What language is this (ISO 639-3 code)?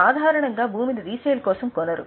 tel